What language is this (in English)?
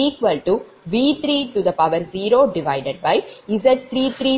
Tamil